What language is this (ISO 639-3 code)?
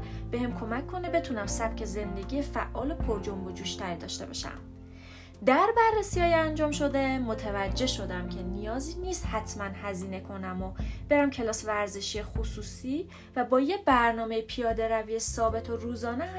fas